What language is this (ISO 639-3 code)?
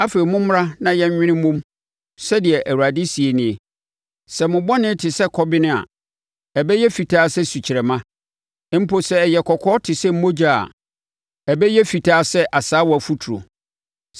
aka